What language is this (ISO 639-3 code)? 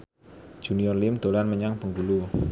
jav